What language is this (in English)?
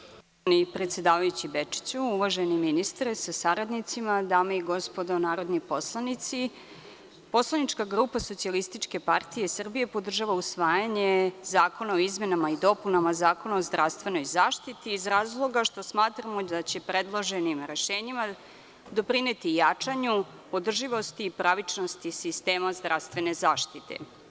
Serbian